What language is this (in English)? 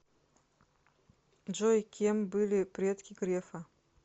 Russian